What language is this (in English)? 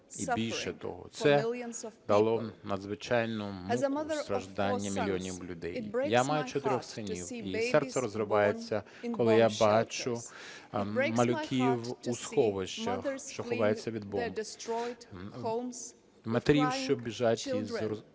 Ukrainian